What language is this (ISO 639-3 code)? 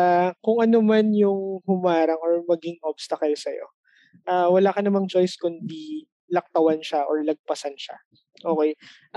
fil